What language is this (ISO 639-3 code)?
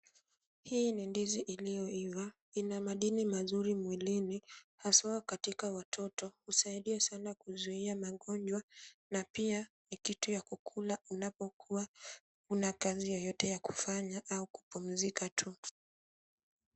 swa